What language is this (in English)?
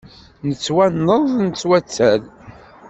Kabyle